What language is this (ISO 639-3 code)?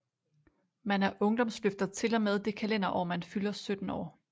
dan